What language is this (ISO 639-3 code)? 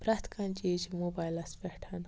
kas